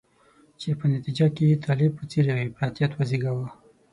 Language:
Pashto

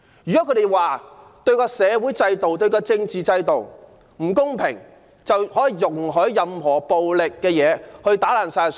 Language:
Cantonese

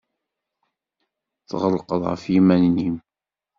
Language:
Kabyle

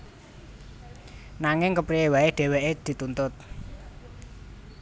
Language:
Javanese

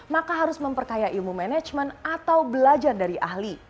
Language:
Indonesian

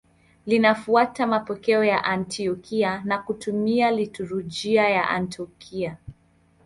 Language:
Swahili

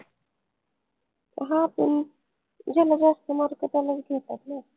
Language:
Marathi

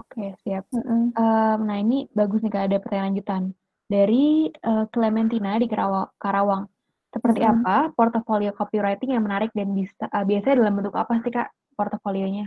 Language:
Indonesian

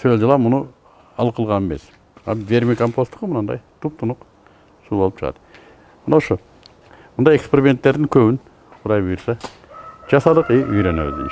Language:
Turkish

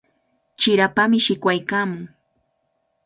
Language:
Cajatambo North Lima Quechua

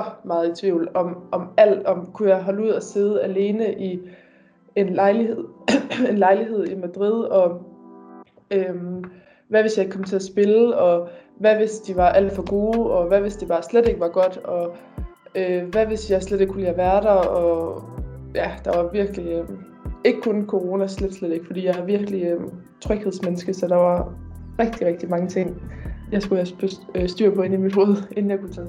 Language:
Danish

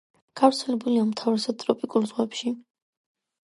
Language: Georgian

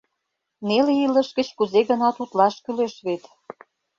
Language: Mari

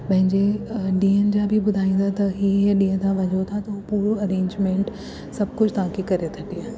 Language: Sindhi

